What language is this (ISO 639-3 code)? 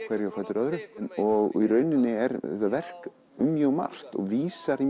isl